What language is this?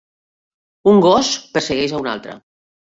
Catalan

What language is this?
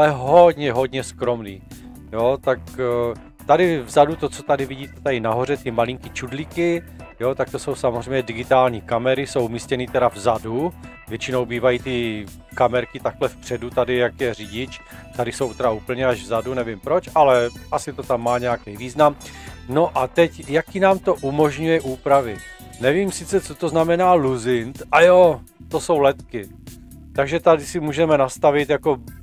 Czech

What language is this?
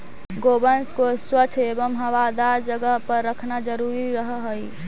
Magahi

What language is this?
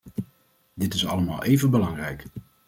Dutch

